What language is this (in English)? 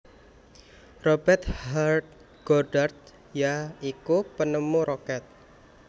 Javanese